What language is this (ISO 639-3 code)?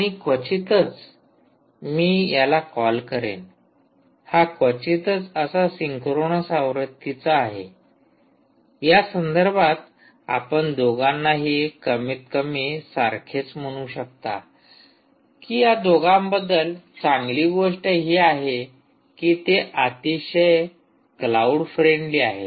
mar